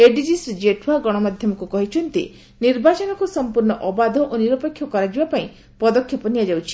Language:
Odia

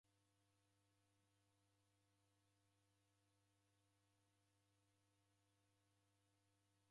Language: Taita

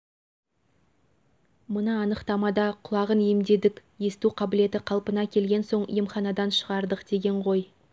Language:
Kazakh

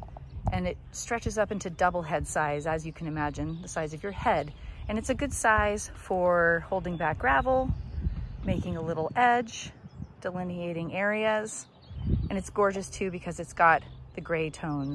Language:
English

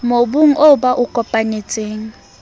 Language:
Southern Sotho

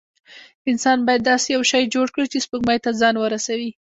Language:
Pashto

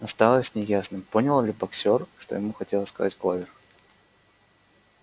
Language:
Russian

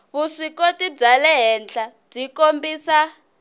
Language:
Tsonga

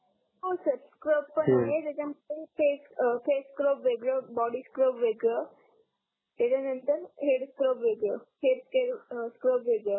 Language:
Marathi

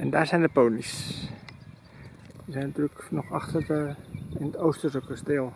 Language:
Dutch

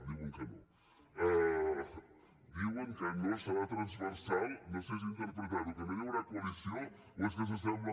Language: Catalan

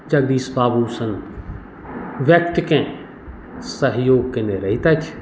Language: Maithili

